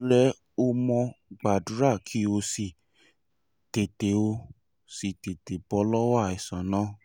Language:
Yoruba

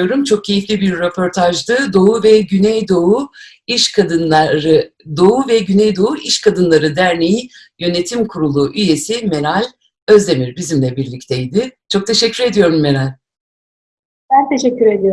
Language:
Turkish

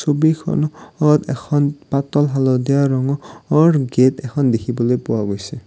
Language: Assamese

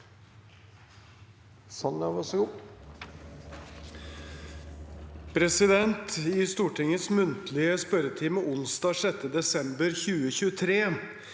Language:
Norwegian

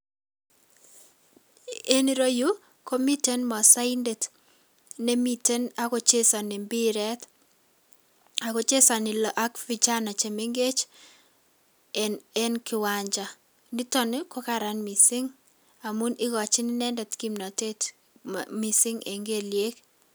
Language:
Kalenjin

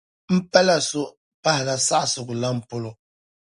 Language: Dagbani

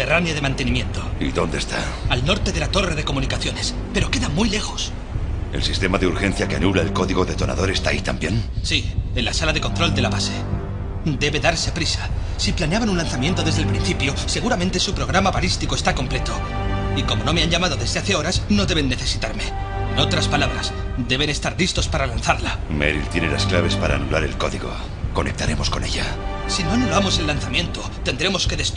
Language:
Spanish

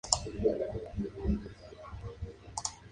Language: Spanish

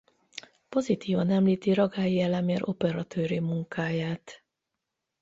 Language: Hungarian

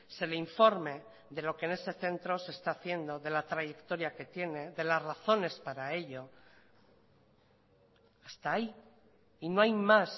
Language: Spanish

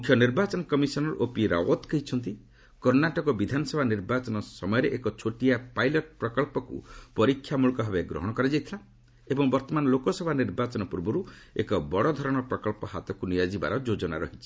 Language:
Odia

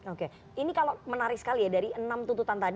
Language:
Indonesian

